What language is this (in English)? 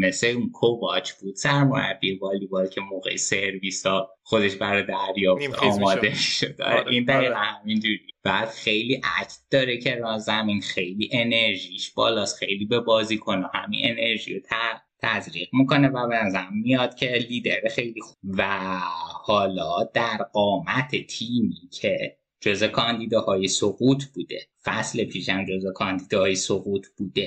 Persian